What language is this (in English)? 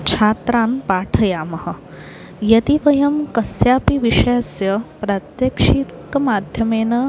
Sanskrit